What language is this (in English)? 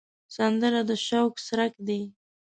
Pashto